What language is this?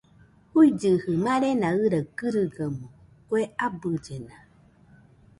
Nüpode Huitoto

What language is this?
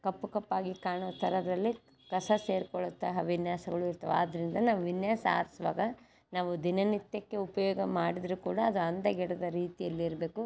Kannada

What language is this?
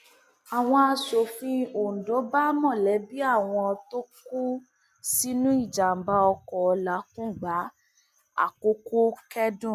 Yoruba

